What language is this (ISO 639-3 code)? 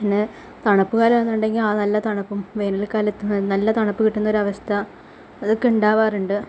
mal